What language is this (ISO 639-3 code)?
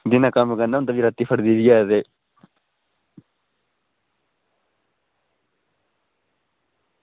doi